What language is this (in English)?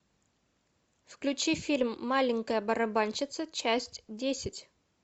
Russian